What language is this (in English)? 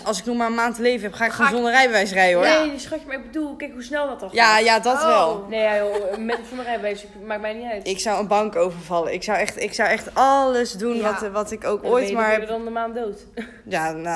Dutch